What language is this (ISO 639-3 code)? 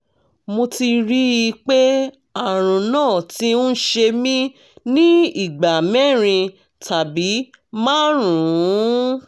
yor